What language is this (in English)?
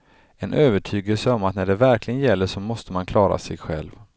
Swedish